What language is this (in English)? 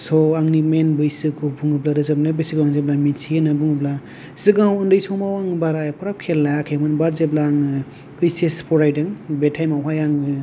Bodo